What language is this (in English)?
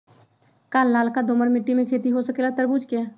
Magahi